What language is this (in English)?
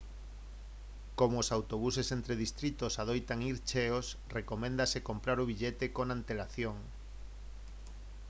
Galician